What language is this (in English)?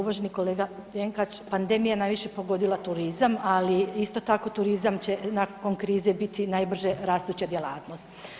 Croatian